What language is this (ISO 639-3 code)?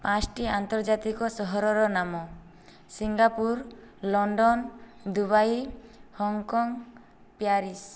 ori